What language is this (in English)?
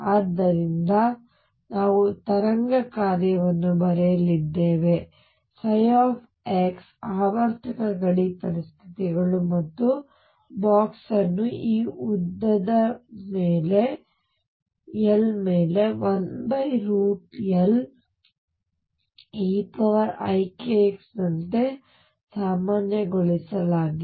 Kannada